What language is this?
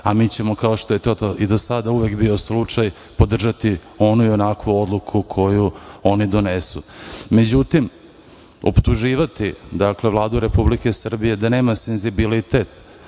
Serbian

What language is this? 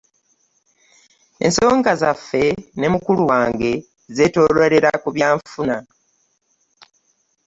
Ganda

